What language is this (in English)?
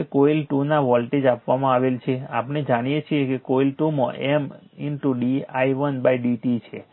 Gujarati